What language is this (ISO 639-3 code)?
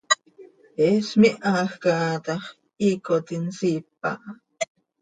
sei